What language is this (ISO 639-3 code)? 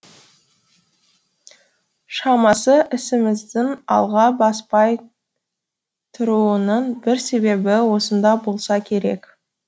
kaz